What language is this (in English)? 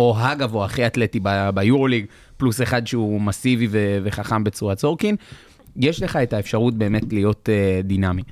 Hebrew